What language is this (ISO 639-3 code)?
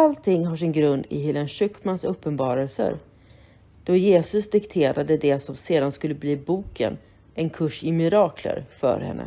swe